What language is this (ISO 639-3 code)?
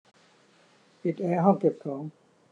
tha